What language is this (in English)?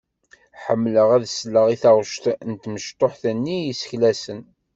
Kabyle